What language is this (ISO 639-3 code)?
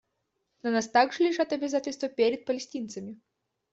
rus